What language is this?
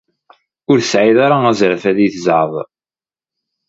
Kabyle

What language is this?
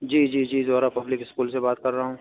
Urdu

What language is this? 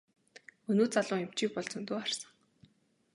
Mongolian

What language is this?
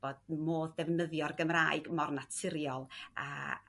Welsh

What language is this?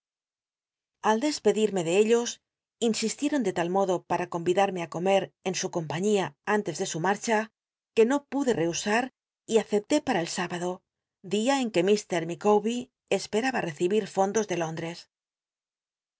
Spanish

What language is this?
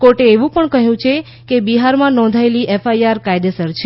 Gujarati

